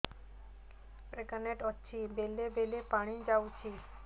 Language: Odia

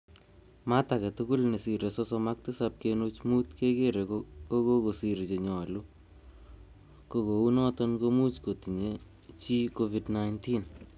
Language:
Kalenjin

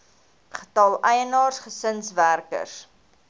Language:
Afrikaans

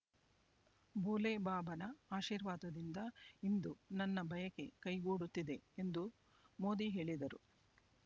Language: Kannada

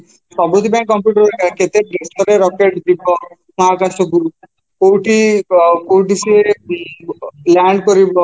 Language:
Odia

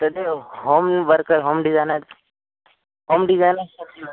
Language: Sanskrit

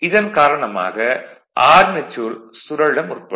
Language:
Tamil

